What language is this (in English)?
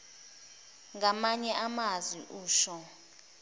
Zulu